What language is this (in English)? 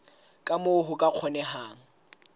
Southern Sotho